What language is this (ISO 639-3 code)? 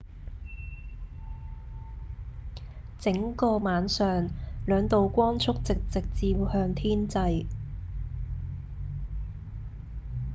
yue